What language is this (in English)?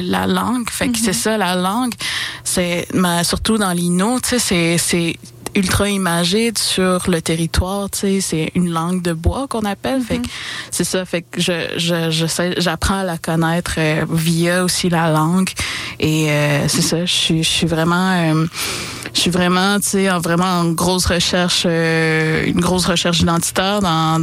French